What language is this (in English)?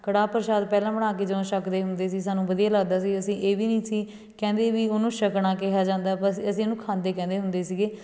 Punjabi